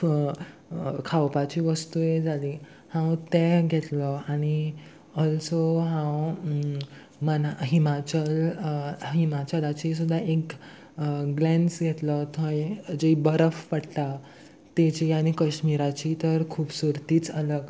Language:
Konkani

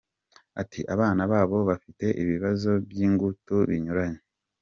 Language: Kinyarwanda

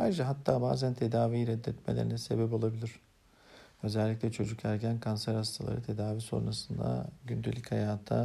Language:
Turkish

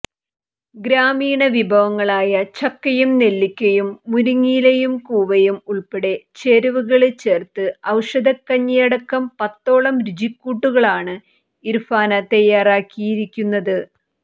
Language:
Malayalam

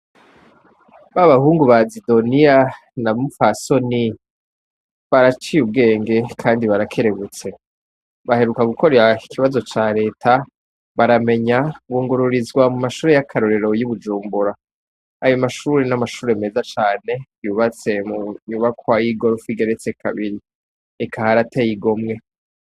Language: Rundi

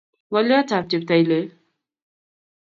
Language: Kalenjin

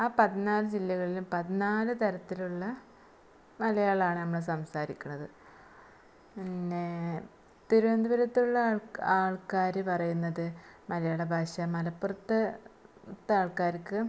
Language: Malayalam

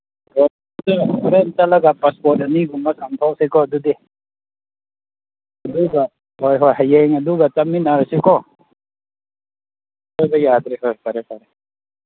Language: Manipuri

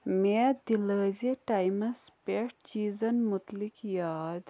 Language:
Kashmiri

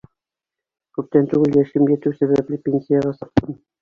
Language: Bashkir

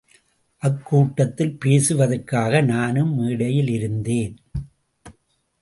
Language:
Tamil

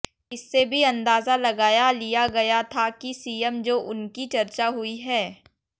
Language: Hindi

